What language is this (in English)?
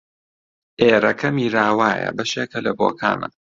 Central Kurdish